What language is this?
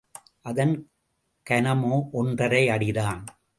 Tamil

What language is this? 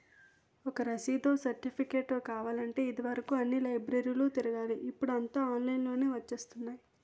Telugu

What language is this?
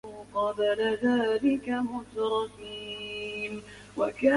Bangla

